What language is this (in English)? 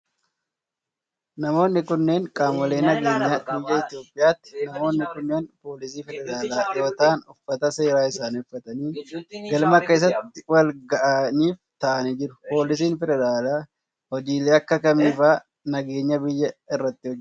Oromo